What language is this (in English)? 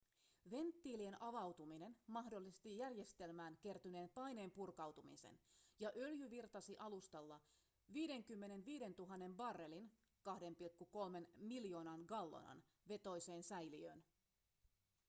Finnish